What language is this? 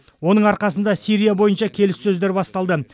Kazakh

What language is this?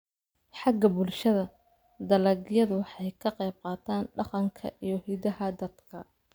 Somali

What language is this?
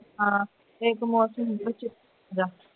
Punjabi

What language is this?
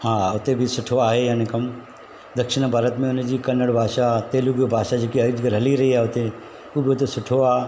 Sindhi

